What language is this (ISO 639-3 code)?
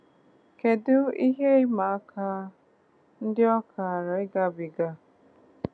ibo